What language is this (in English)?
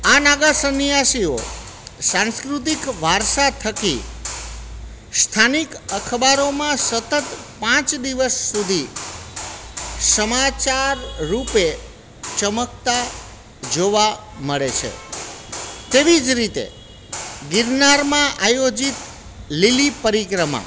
Gujarati